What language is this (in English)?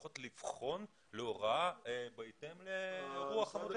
Hebrew